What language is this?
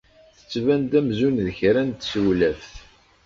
Kabyle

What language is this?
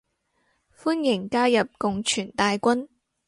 Cantonese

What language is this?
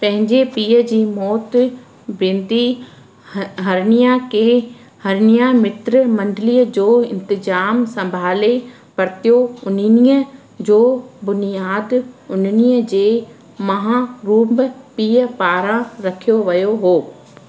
Sindhi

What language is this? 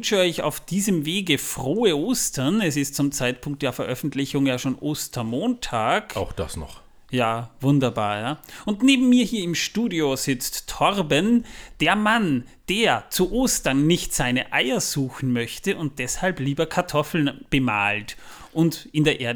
German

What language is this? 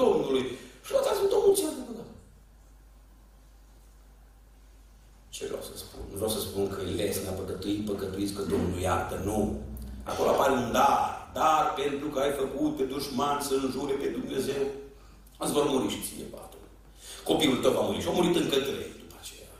Romanian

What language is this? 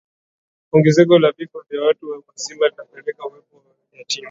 Swahili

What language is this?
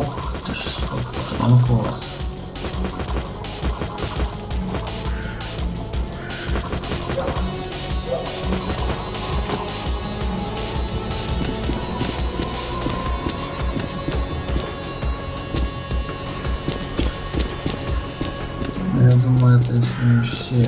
Russian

